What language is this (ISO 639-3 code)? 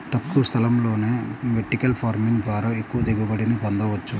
tel